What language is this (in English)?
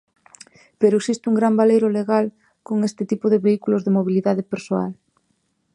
Galician